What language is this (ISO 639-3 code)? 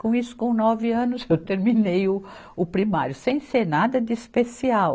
por